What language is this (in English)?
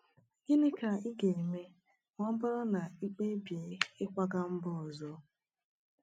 Igbo